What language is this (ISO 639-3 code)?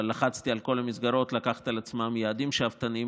heb